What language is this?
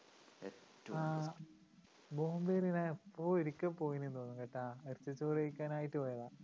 Malayalam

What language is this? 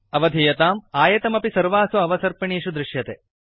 Sanskrit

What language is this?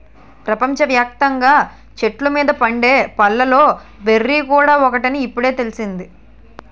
Telugu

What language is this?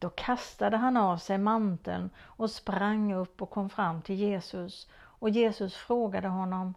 Swedish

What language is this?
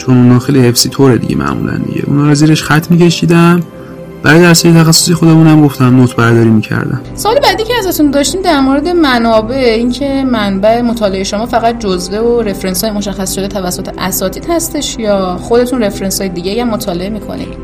Persian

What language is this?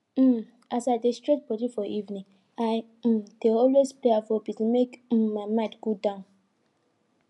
Nigerian Pidgin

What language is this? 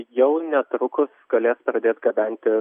Lithuanian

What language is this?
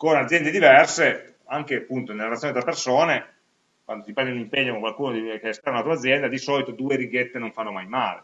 Italian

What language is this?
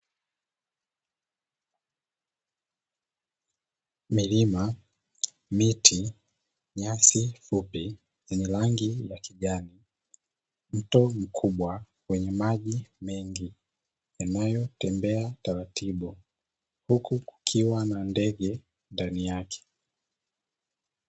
Swahili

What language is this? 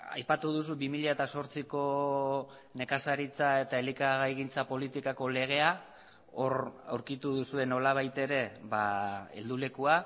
Basque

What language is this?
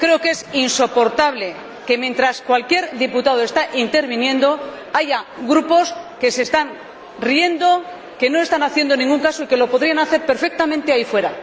Spanish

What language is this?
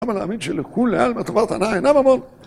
Hebrew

